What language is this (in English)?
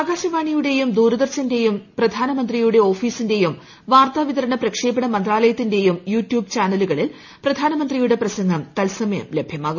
Malayalam